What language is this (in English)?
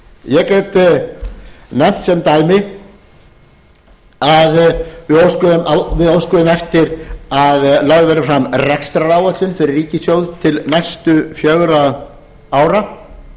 Icelandic